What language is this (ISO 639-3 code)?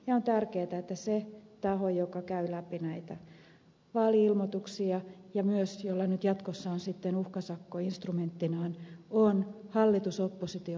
fin